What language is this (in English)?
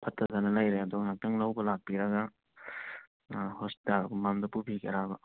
Manipuri